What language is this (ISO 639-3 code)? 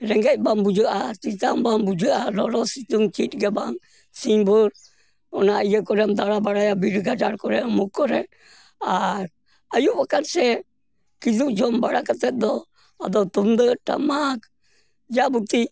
sat